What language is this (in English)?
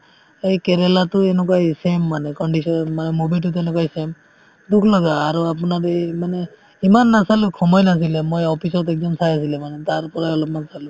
Assamese